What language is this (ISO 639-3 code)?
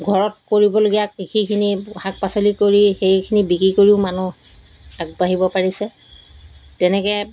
asm